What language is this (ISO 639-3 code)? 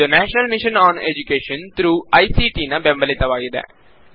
kan